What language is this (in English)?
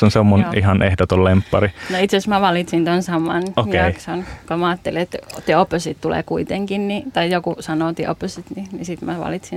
Finnish